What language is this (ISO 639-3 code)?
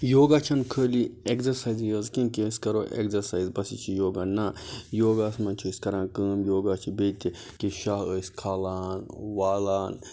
kas